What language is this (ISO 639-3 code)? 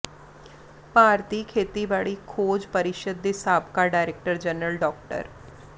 pan